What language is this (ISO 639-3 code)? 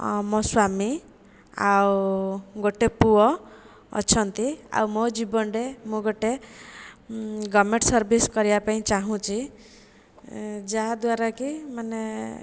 ori